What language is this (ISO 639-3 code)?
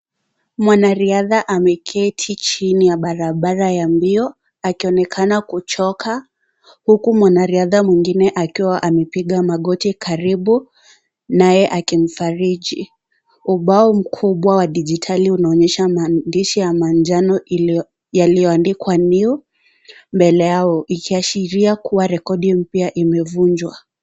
swa